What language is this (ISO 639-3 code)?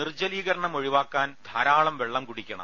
mal